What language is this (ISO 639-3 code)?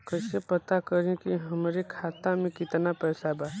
bho